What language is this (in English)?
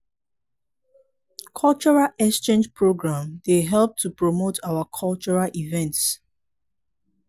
Nigerian Pidgin